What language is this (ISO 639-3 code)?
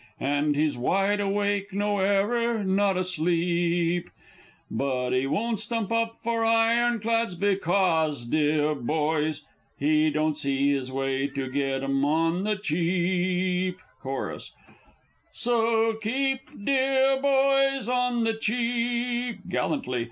eng